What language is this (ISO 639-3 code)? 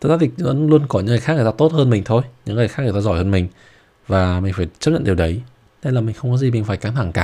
vie